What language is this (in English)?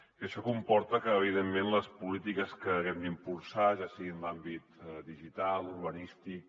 Catalan